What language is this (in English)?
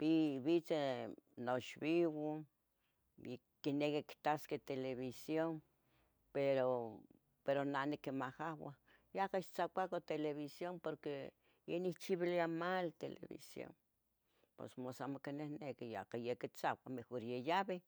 Tetelcingo Nahuatl